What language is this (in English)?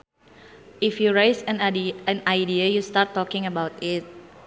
Sundanese